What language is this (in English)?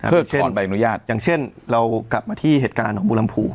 Thai